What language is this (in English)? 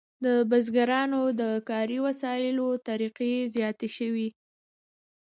Pashto